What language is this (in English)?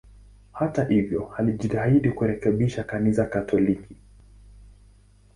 Swahili